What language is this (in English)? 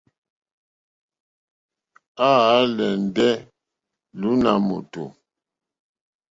Mokpwe